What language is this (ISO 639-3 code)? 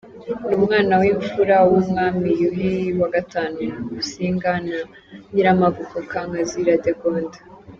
kin